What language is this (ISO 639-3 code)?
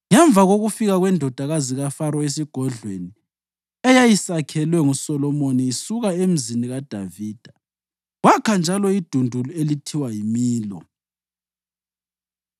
nde